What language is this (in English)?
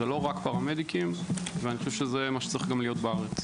Hebrew